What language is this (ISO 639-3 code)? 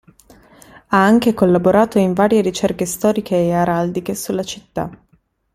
ita